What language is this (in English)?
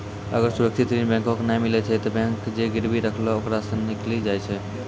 Maithili